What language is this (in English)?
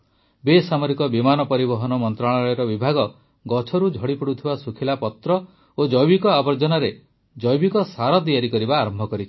Odia